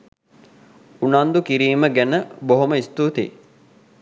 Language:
Sinhala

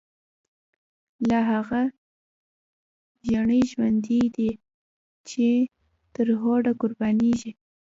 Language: Pashto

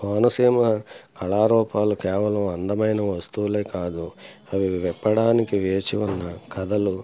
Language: Telugu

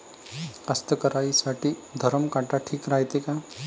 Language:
Marathi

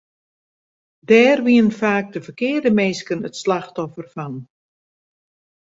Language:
Western Frisian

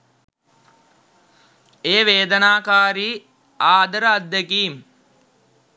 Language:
Sinhala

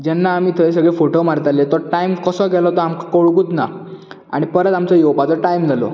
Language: Konkani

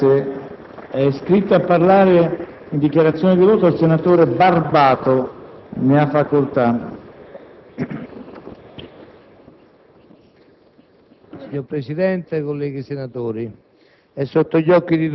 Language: Italian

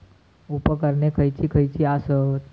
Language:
Marathi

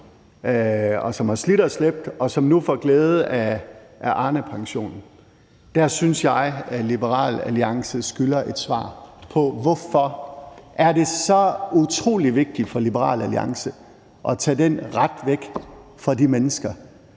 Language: Danish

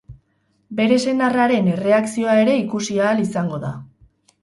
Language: Basque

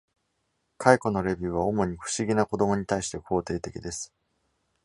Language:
Japanese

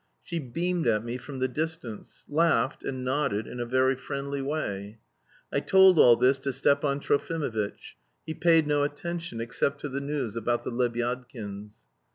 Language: English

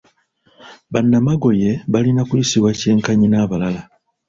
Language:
Ganda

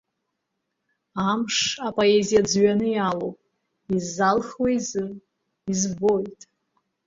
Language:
Abkhazian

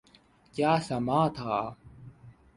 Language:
Urdu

